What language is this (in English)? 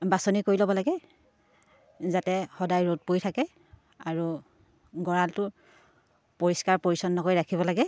Assamese